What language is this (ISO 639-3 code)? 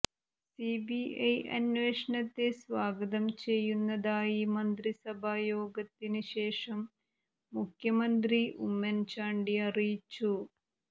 mal